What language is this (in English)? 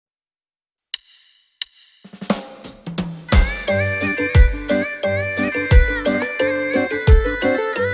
Vietnamese